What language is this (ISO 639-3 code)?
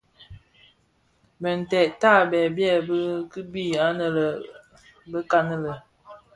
ksf